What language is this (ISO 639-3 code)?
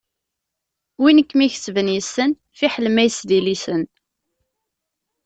kab